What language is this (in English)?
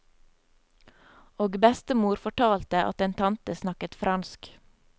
Norwegian